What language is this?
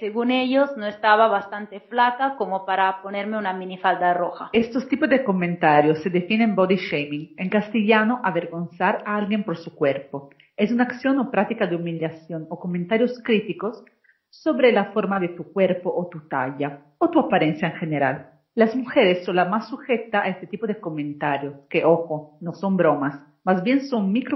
Spanish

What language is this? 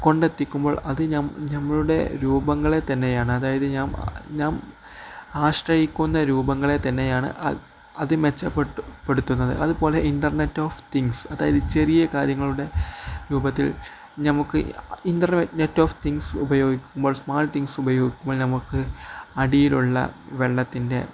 Malayalam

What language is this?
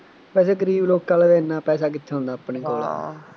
Punjabi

